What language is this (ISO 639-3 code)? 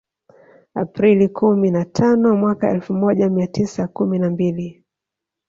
swa